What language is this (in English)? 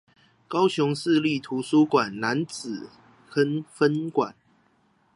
Chinese